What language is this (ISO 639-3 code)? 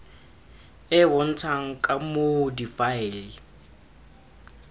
tsn